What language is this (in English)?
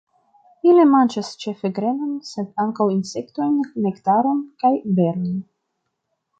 Esperanto